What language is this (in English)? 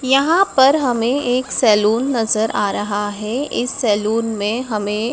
Hindi